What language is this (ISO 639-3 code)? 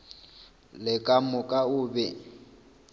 nso